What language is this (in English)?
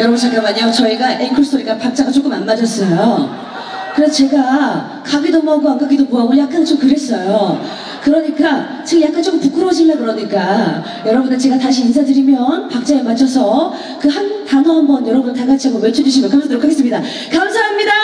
Korean